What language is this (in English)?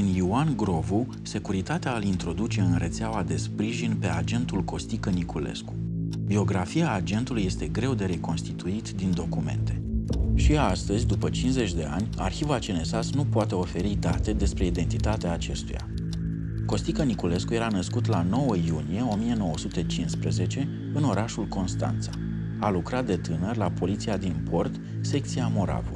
Romanian